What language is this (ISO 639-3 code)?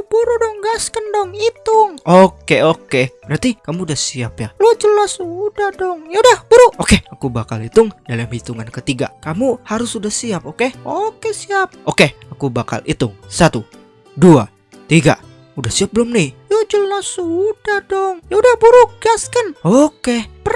ind